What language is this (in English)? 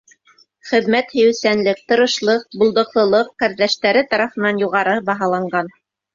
Bashkir